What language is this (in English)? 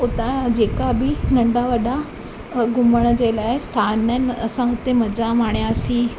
Sindhi